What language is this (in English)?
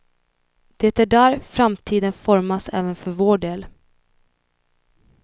Swedish